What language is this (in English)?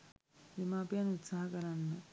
Sinhala